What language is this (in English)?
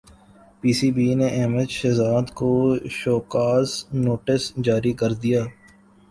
Urdu